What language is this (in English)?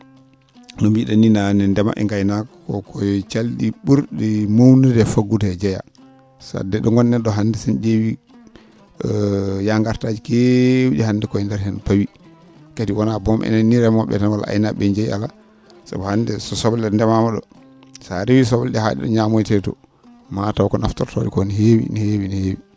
Fula